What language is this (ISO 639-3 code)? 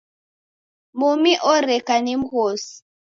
dav